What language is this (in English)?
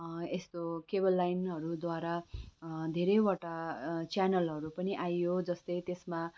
Nepali